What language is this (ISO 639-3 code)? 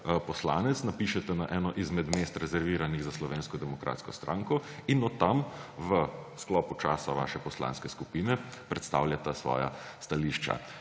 slv